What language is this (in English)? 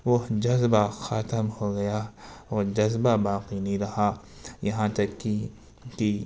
Urdu